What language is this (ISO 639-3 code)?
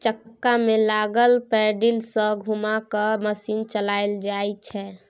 mai